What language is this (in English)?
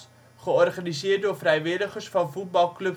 Dutch